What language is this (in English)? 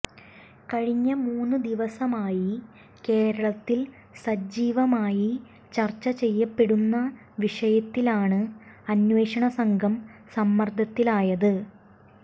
Malayalam